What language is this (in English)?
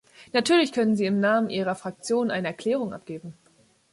German